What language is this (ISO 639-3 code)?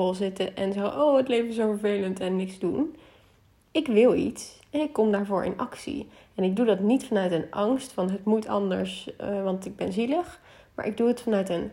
nld